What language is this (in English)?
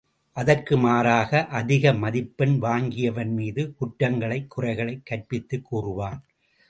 Tamil